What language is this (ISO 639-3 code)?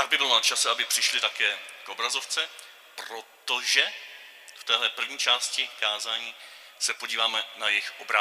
ces